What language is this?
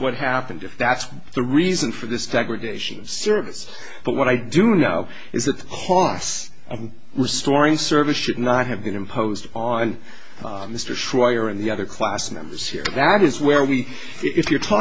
English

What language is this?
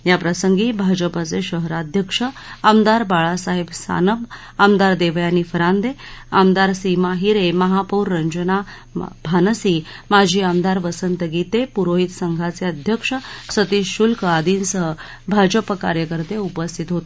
Marathi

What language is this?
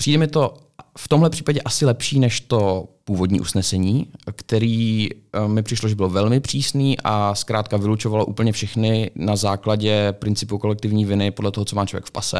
Czech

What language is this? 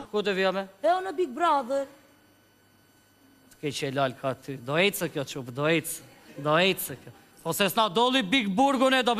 Romanian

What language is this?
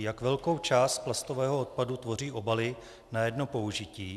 Czech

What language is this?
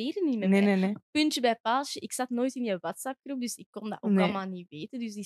Dutch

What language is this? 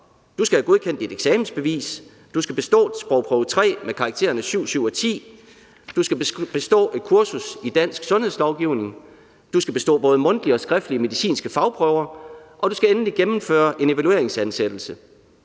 Danish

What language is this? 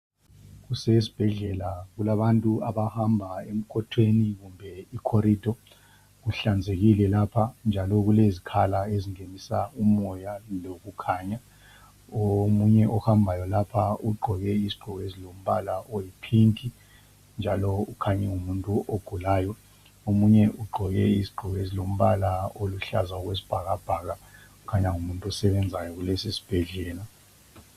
North Ndebele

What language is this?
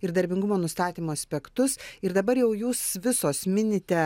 Lithuanian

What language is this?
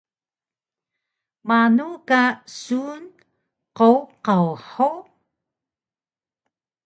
Taroko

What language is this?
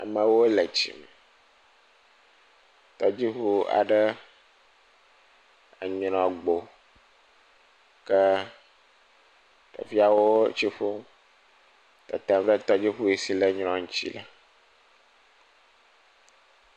Ewe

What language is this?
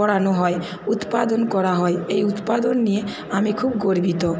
Bangla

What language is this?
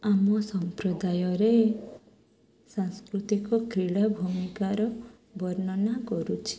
Odia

